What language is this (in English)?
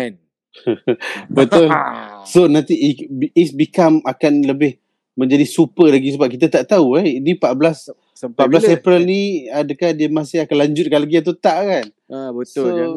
Malay